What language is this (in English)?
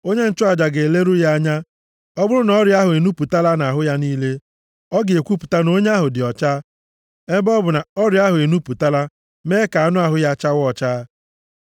Igbo